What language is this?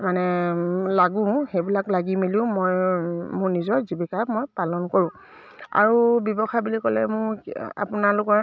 Assamese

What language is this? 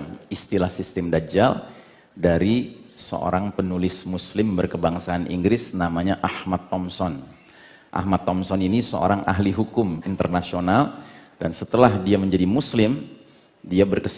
Indonesian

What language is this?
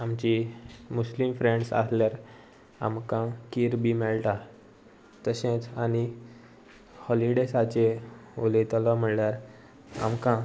Konkani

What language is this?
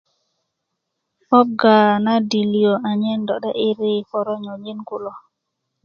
Kuku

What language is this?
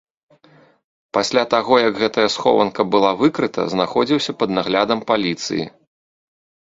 Belarusian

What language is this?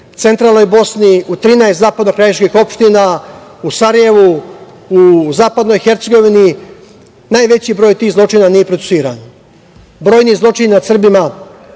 Serbian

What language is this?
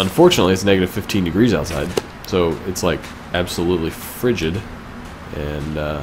English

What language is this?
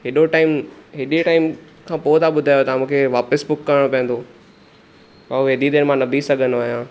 Sindhi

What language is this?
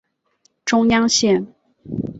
Chinese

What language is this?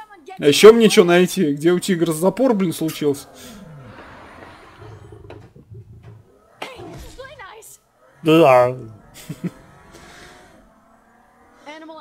Russian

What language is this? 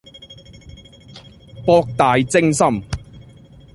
Cantonese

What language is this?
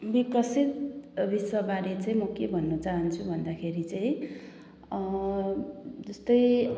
Nepali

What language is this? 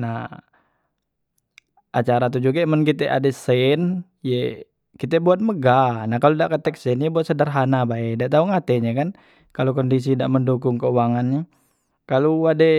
Musi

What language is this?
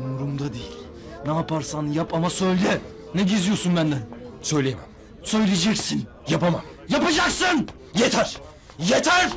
Turkish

